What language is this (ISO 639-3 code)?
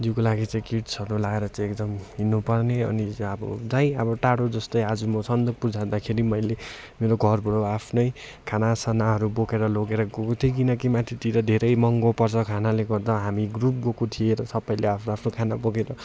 nep